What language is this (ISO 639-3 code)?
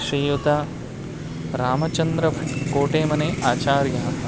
san